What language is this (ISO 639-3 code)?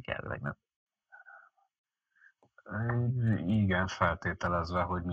hun